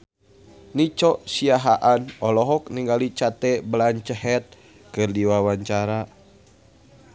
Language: Sundanese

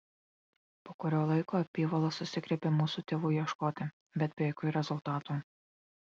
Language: Lithuanian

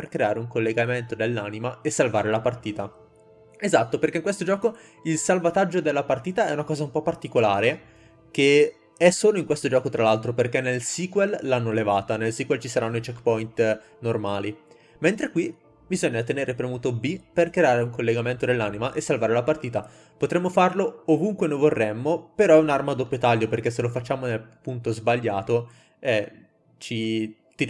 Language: Italian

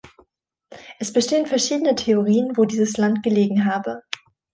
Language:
German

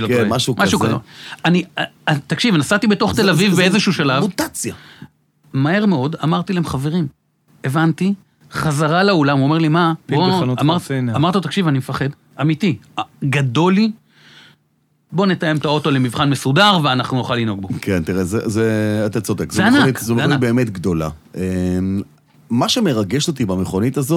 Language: Hebrew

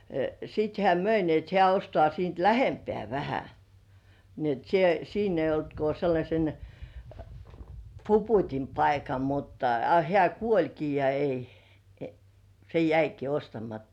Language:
Finnish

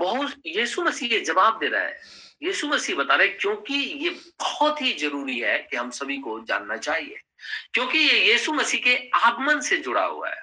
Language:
Hindi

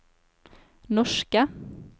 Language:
Norwegian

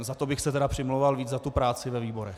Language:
Czech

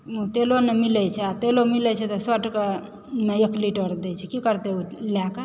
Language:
Maithili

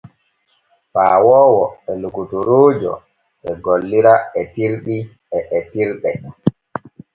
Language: Borgu Fulfulde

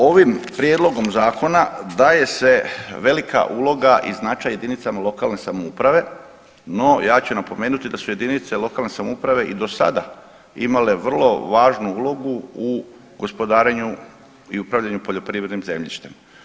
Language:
Croatian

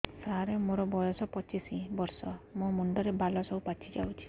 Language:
Odia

